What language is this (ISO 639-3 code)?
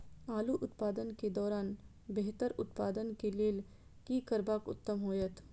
mai